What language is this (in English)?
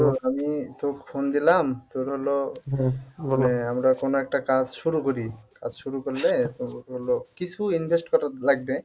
Bangla